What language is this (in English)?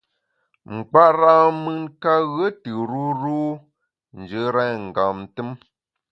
Bamun